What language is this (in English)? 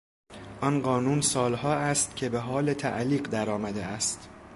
Persian